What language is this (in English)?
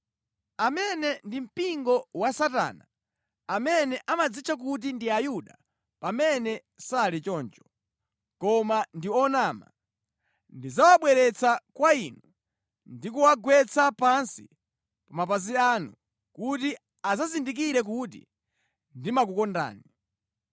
Nyanja